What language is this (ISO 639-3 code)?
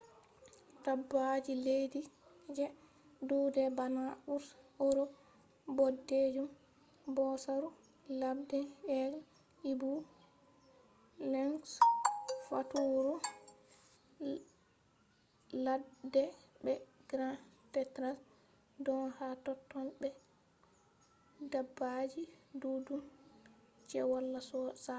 ful